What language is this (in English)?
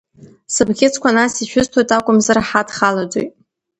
Abkhazian